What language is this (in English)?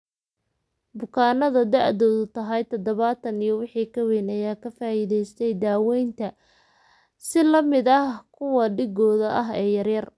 Somali